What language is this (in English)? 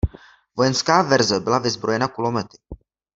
Czech